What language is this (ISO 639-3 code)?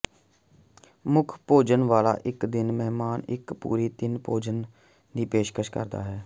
pan